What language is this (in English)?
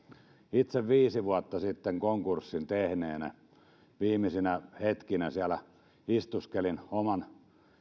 Finnish